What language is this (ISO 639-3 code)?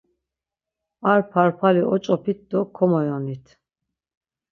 lzz